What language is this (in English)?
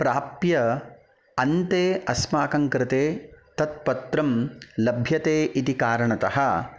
Sanskrit